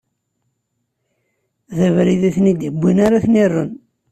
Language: Kabyle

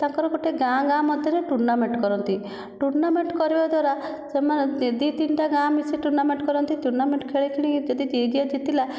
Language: Odia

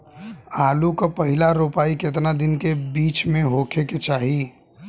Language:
Bhojpuri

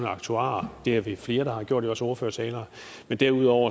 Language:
Danish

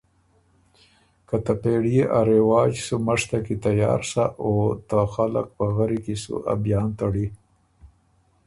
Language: Ormuri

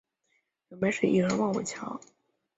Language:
Chinese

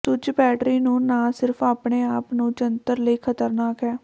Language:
Punjabi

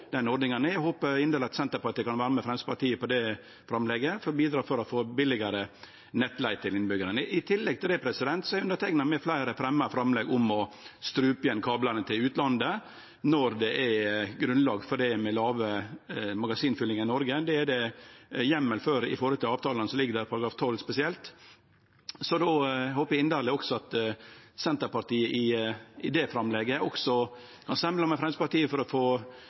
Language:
Norwegian Nynorsk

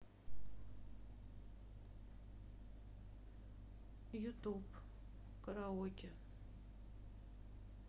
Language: Russian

